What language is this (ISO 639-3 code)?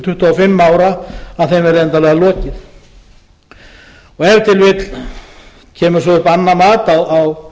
isl